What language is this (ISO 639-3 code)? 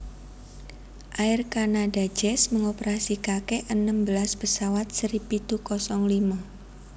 jav